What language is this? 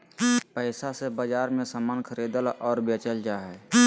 Magahi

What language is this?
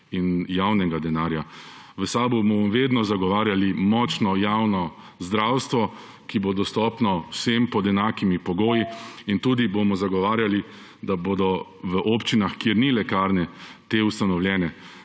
Slovenian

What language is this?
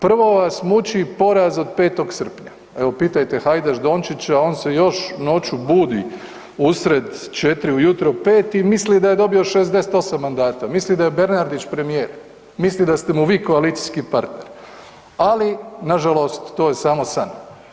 Croatian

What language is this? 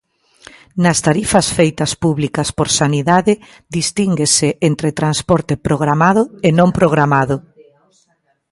Galician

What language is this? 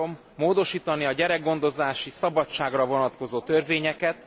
Hungarian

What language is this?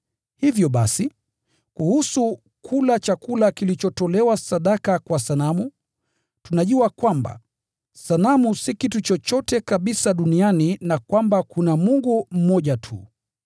Swahili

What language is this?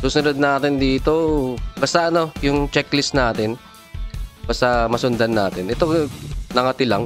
Filipino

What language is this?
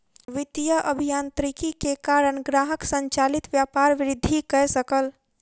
Maithili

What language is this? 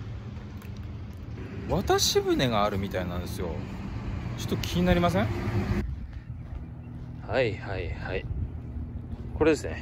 Japanese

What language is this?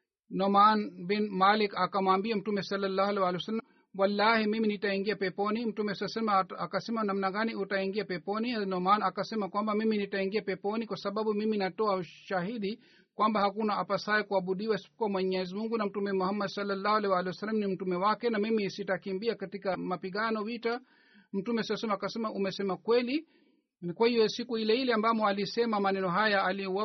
Swahili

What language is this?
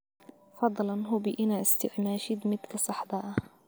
Somali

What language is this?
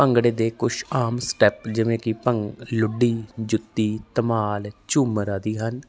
Punjabi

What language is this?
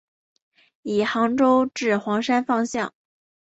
Chinese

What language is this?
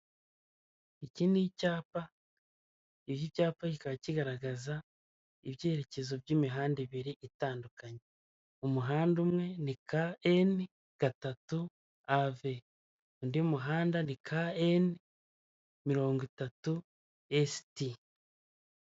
Kinyarwanda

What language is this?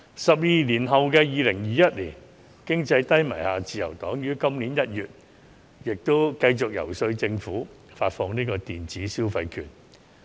Cantonese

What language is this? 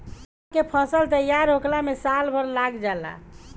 Bhojpuri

